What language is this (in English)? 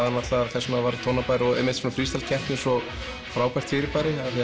Icelandic